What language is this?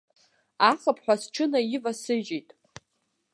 Abkhazian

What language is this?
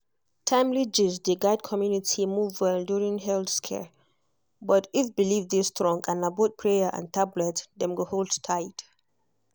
Nigerian Pidgin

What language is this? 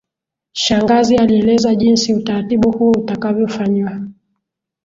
Swahili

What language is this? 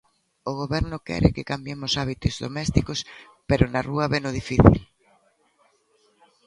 Galician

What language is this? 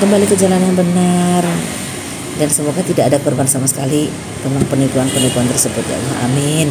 Indonesian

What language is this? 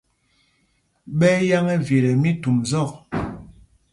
Mpumpong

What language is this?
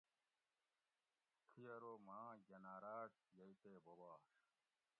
Gawri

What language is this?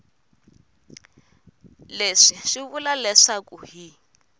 Tsonga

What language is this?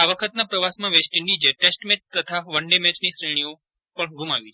Gujarati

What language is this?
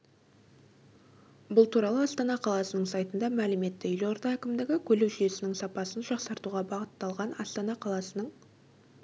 Kazakh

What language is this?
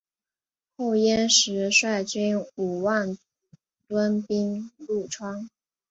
Chinese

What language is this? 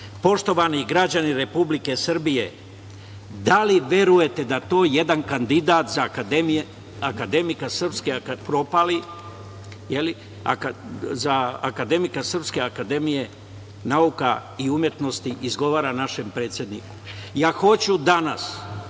Serbian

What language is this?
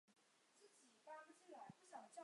Chinese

